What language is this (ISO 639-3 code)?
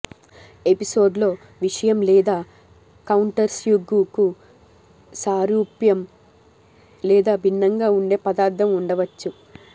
tel